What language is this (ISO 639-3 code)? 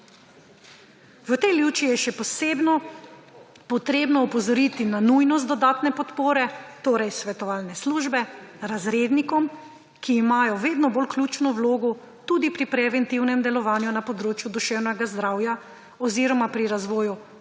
slv